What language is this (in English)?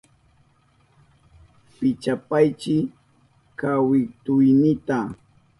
Southern Pastaza Quechua